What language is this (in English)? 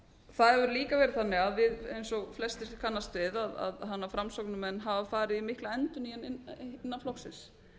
Icelandic